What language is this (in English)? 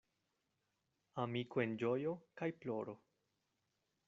Esperanto